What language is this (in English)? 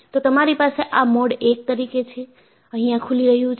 Gujarati